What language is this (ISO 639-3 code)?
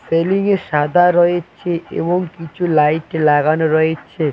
ben